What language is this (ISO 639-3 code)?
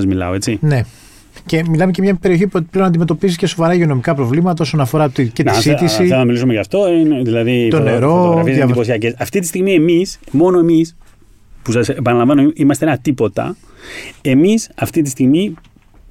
ell